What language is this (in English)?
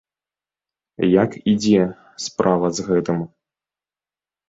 Belarusian